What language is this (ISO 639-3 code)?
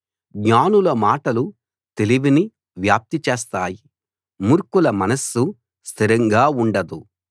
tel